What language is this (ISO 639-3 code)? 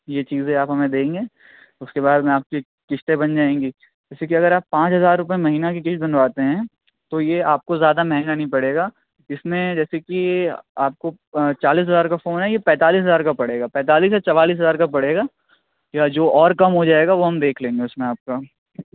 urd